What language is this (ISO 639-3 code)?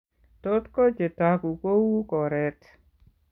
kln